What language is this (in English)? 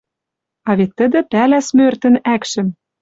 Western Mari